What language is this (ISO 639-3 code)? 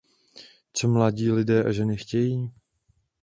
ces